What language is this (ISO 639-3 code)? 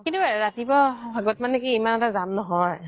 asm